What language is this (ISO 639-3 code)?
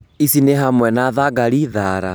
kik